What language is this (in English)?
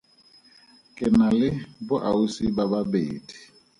Tswana